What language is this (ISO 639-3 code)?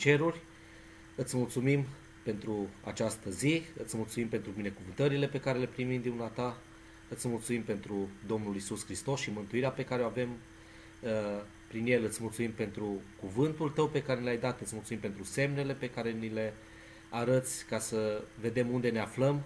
ron